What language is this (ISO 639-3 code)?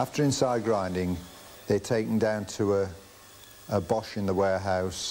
eng